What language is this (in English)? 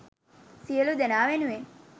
Sinhala